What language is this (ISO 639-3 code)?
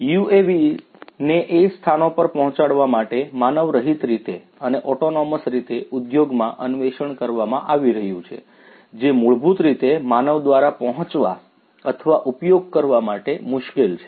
guj